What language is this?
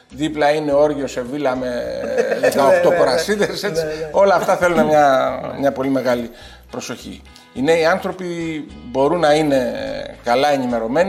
Greek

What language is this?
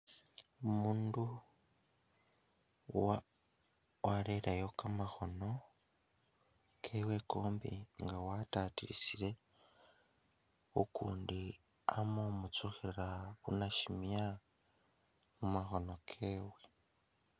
Masaaba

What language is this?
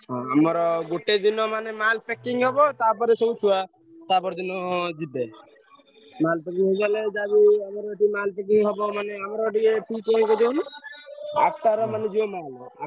Odia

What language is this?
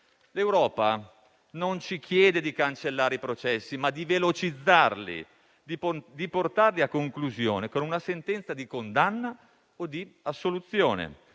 Italian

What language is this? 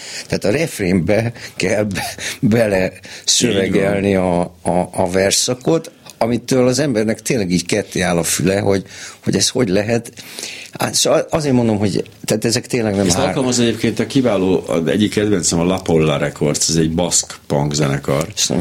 Hungarian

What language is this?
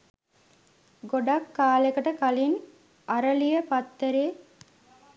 Sinhala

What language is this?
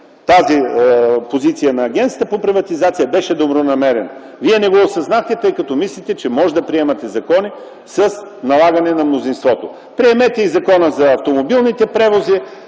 Bulgarian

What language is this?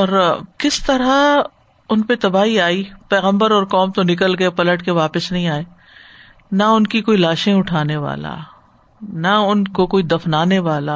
Urdu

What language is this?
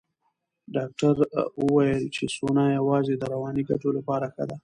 Pashto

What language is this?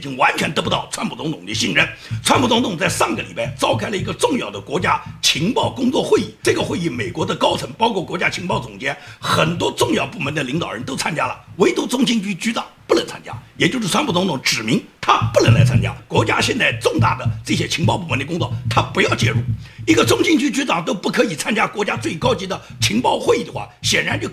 Chinese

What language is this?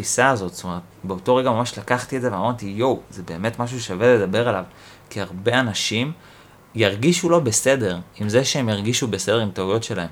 Hebrew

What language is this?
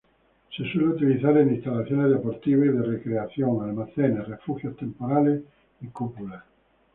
Spanish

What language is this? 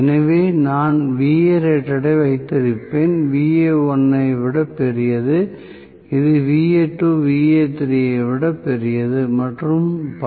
Tamil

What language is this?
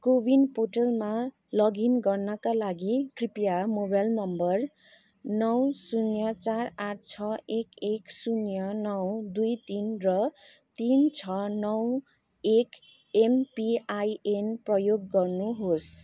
Nepali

